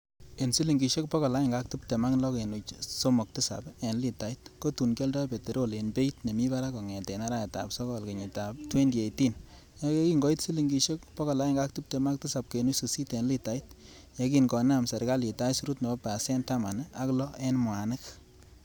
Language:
Kalenjin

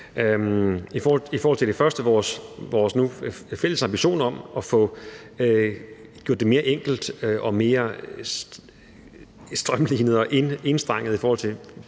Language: Danish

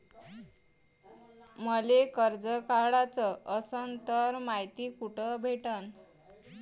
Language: Marathi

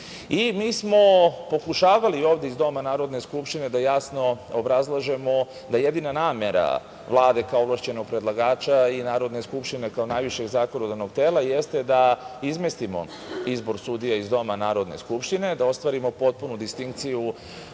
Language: Serbian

